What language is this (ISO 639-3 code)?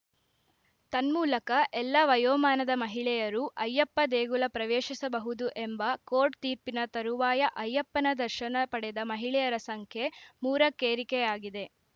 kan